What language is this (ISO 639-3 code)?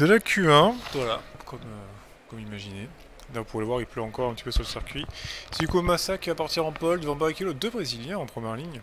fra